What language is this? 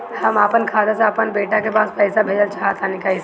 Bhojpuri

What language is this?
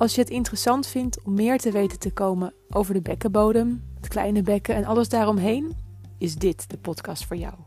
Dutch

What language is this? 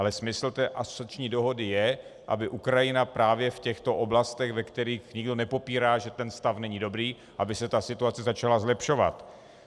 Czech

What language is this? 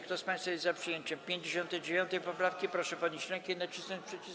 Polish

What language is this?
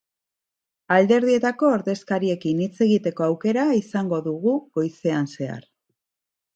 Basque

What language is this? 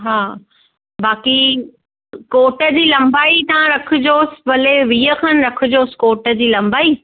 Sindhi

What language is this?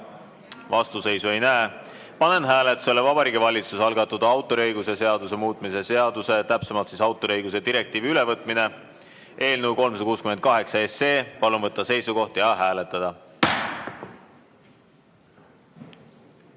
Estonian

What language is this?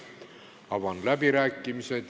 Estonian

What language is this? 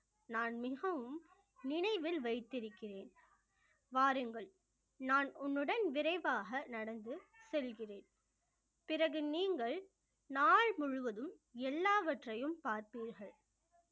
Tamil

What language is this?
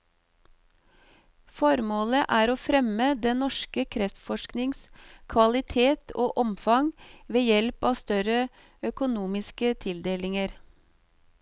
Norwegian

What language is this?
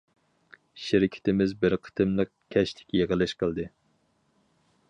Uyghur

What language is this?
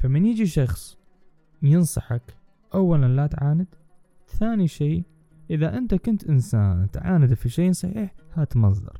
Arabic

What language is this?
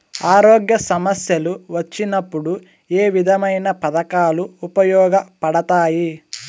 Telugu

